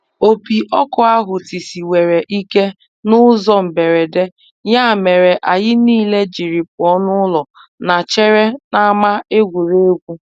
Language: Igbo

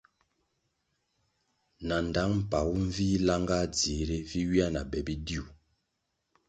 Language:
Kwasio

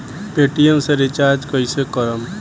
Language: Bhojpuri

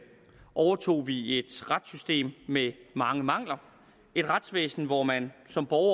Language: Danish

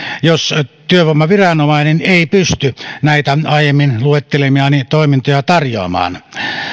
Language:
Finnish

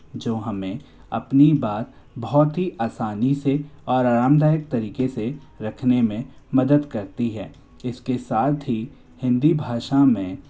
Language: Hindi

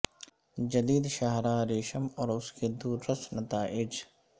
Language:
Urdu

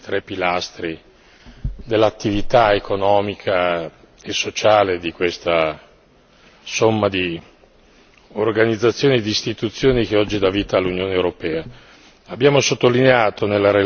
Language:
Italian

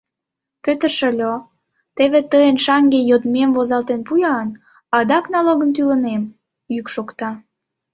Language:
Mari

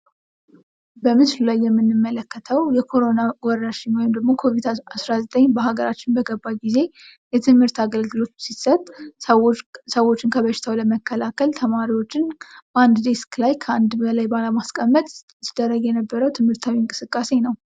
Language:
Amharic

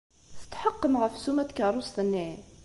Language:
Kabyle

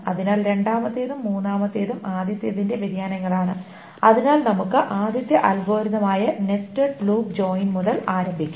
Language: Malayalam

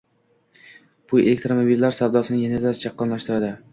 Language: Uzbek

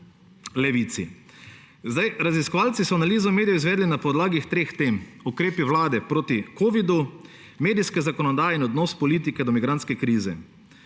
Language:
Slovenian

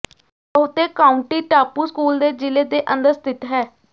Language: Punjabi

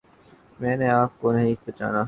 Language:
Urdu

